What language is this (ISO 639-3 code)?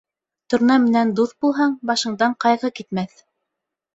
bak